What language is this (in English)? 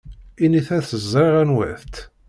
Kabyle